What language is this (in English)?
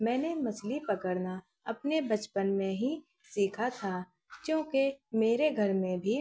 Urdu